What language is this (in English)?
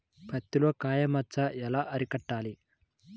Telugu